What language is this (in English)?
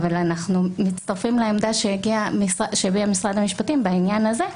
Hebrew